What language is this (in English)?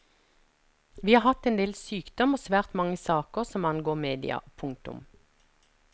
Norwegian